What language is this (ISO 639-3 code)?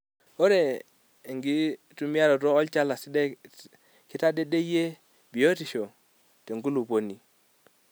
mas